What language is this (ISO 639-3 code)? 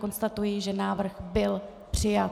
ces